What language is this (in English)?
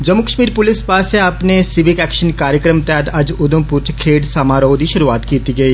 Dogri